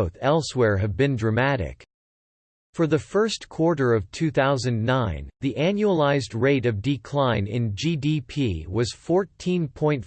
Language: English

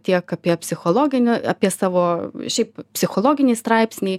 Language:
Lithuanian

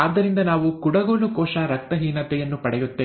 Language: Kannada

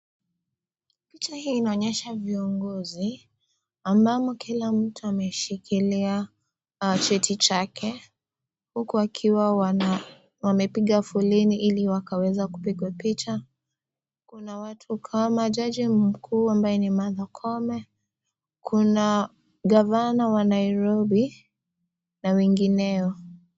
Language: Swahili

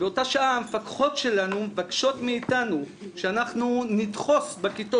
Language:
Hebrew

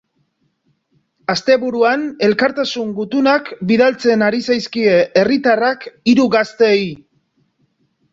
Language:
Basque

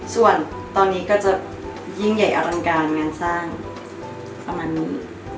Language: Thai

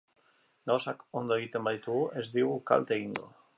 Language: Basque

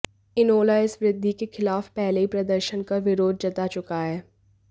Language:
Hindi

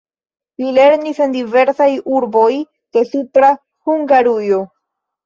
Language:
Esperanto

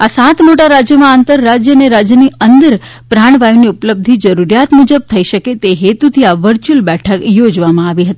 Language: Gujarati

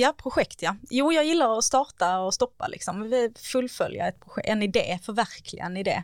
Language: Swedish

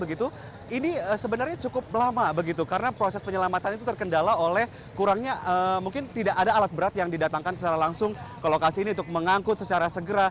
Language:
Indonesian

